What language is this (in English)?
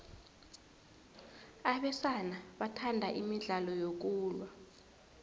South Ndebele